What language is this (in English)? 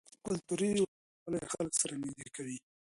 Pashto